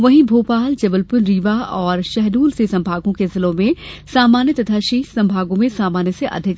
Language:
Hindi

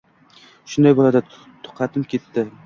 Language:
Uzbek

